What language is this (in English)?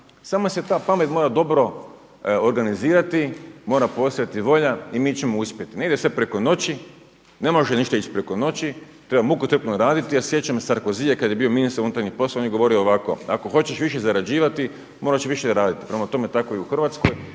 Croatian